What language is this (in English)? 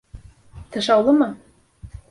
Bashkir